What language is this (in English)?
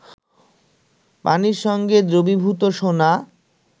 Bangla